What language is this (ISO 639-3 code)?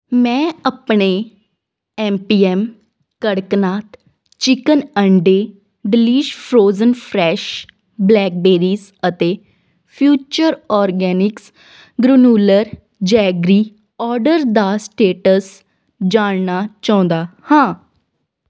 pan